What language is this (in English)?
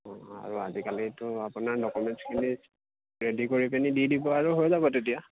Assamese